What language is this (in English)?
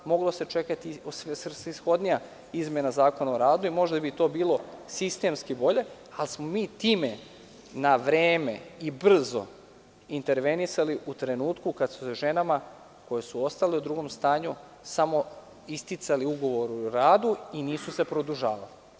Serbian